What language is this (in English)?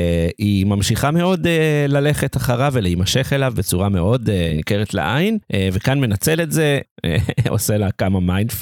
Hebrew